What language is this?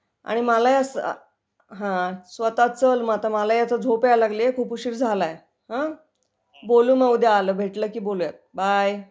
Marathi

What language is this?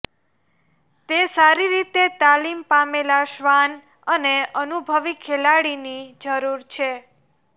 Gujarati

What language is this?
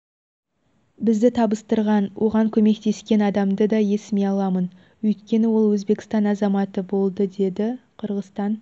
Kazakh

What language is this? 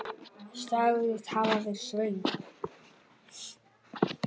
Icelandic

